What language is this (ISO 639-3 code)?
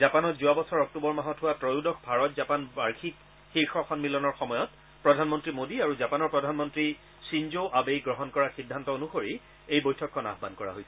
asm